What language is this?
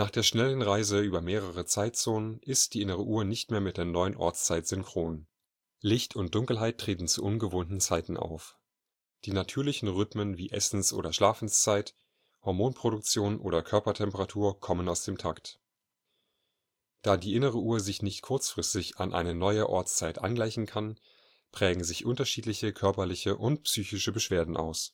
German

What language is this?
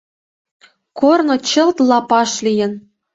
Mari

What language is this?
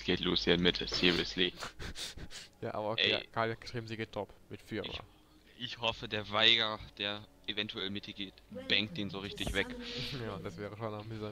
German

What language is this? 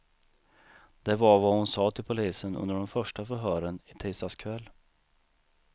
Swedish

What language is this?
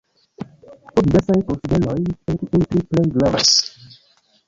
Esperanto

